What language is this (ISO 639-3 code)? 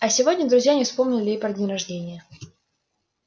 rus